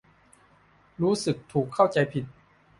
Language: Thai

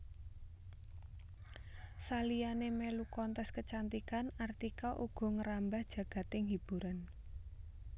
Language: Javanese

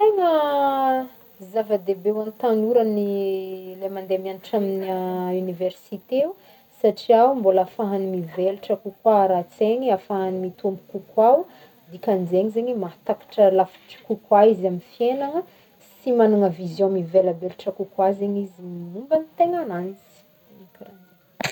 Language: Northern Betsimisaraka Malagasy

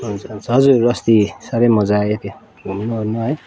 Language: Nepali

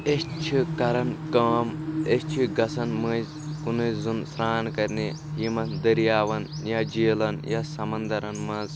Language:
Kashmiri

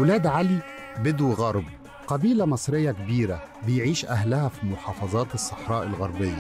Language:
Arabic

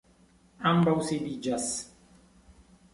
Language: Esperanto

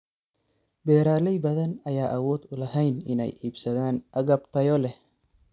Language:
Somali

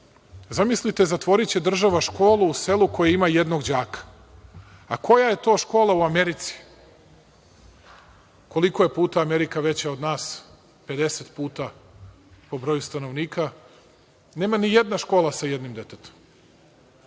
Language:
Serbian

